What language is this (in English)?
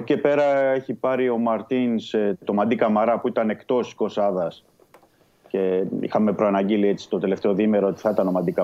Greek